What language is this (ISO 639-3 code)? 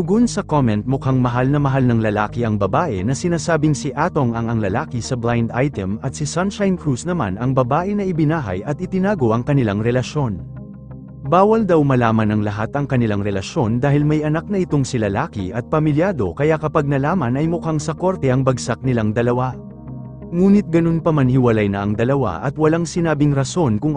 fil